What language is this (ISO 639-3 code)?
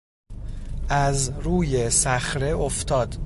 fas